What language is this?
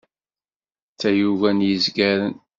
Kabyle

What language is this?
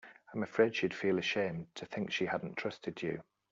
English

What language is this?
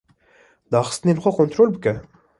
Kurdish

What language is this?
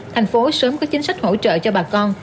Vietnamese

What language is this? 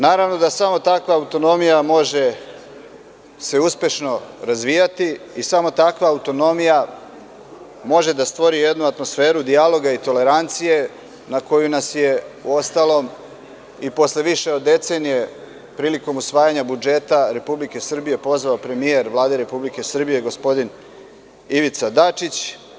Serbian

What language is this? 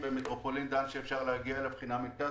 Hebrew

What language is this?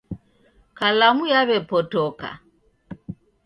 Taita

